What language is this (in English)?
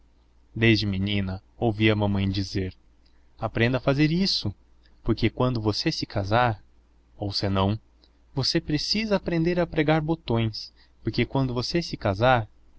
Portuguese